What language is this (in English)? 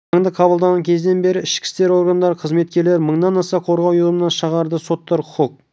Kazakh